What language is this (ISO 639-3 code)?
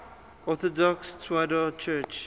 eng